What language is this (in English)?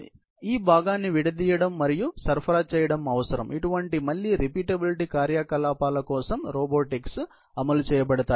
Telugu